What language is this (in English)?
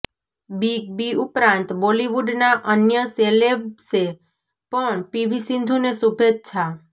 Gujarati